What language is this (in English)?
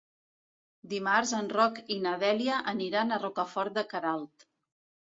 Catalan